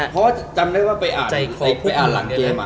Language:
Thai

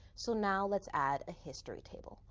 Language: English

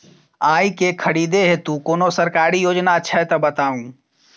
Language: Maithili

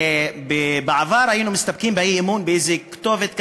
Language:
Hebrew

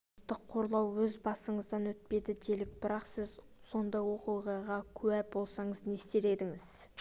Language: Kazakh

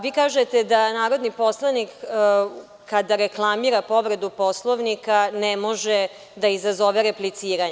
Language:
Serbian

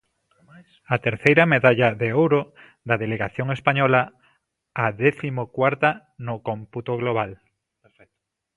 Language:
Galician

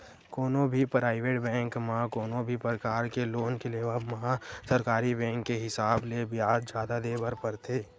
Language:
Chhattisgarhi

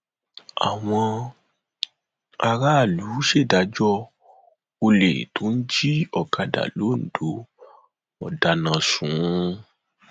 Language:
Yoruba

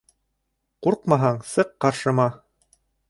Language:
Bashkir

